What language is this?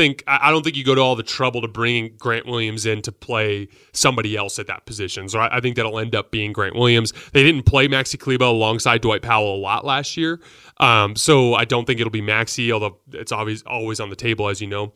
English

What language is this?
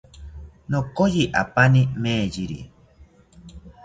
South Ucayali Ashéninka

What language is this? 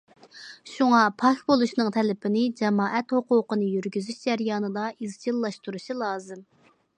Uyghur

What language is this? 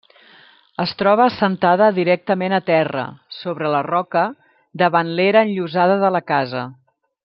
Catalan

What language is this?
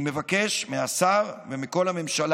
Hebrew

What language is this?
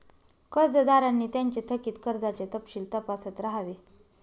Marathi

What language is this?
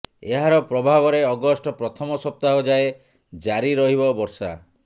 Odia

